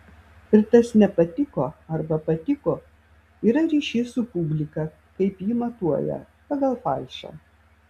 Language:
Lithuanian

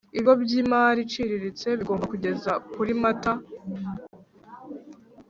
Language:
Kinyarwanda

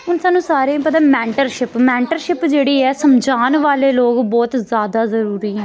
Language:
Dogri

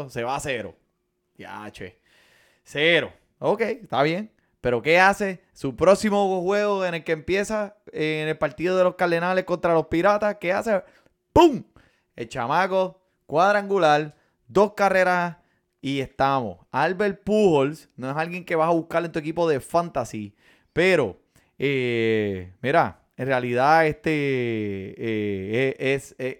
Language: Spanish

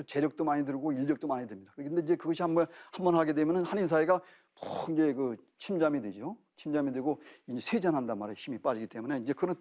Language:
Korean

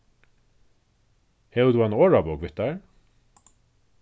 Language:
Faroese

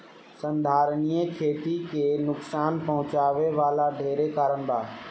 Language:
Bhojpuri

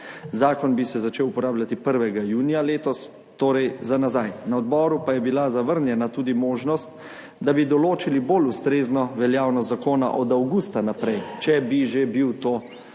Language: Slovenian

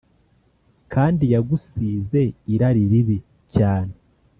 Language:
Kinyarwanda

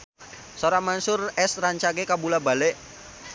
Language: Sundanese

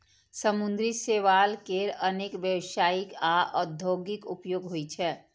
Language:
Maithili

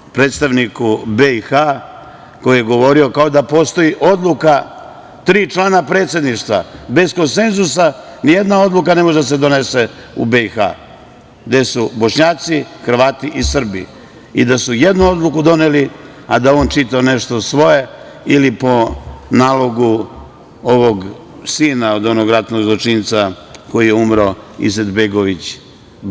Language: Serbian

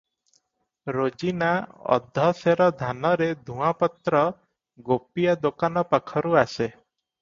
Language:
Odia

